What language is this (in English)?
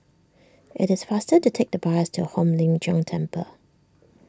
English